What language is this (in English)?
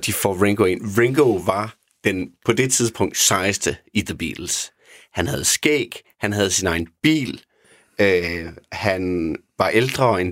Danish